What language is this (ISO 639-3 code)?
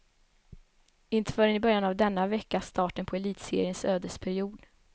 swe